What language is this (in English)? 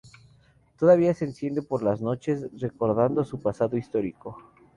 Spanish